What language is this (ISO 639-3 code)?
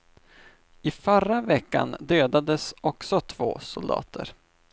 swe